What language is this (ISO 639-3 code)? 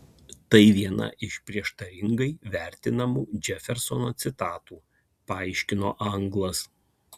lit